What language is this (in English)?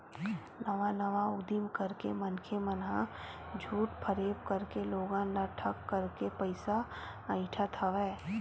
Chhattisgarhi